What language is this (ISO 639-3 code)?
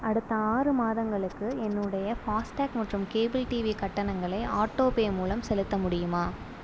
tam